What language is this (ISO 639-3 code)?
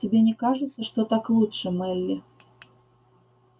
rus